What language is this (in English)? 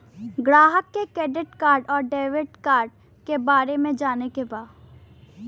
Bhojpuri